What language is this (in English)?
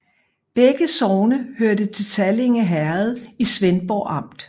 Danish